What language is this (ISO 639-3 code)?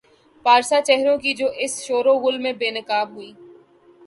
urd